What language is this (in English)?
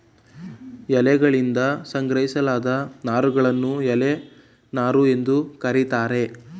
Kannada